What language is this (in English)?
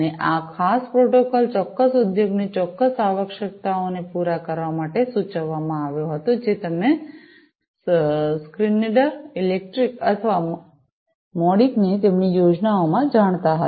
Gujarati